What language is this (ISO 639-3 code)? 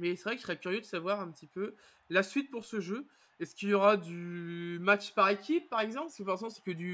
fra